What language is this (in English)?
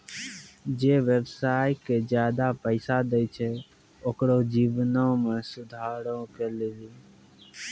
Maithili